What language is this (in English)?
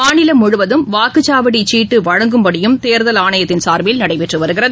Tamil